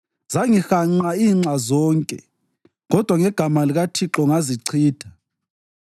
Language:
North Ndebele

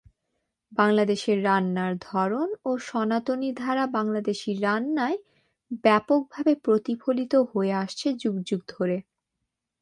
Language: Bangla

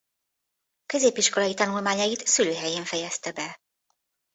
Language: Hungarian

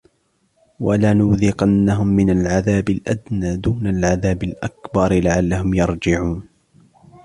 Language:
Arabic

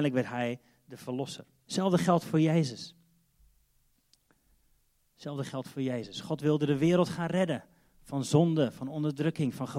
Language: Dutch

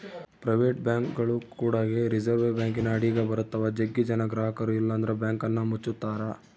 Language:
Kannada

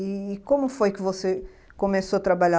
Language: Portuguese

